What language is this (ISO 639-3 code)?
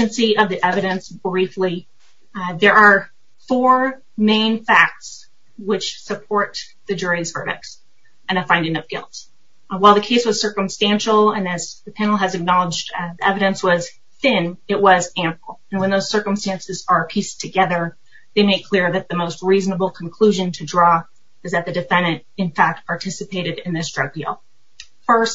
eng